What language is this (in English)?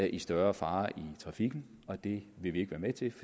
Danish